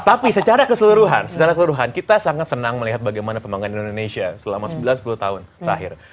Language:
Indonesian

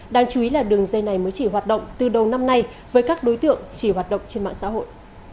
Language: Vietnamese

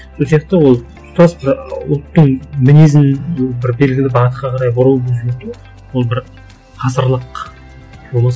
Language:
Kazakh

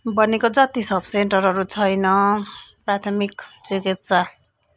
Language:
Nepali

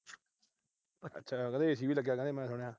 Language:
Punjabi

